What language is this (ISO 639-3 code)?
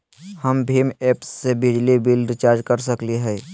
mag